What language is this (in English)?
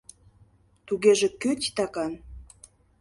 Mari